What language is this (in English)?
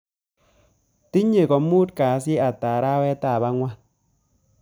Kalenjin